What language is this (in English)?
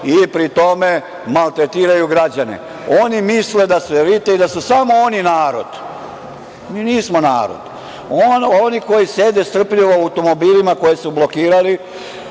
Serbian